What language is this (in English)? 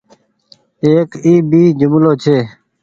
Goaria